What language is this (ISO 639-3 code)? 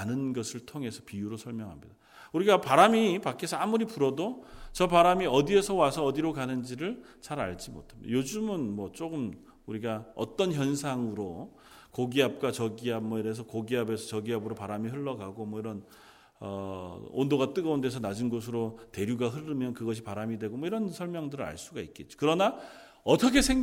kor